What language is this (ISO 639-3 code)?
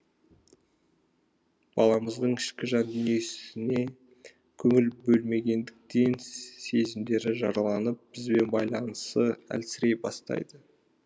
kaz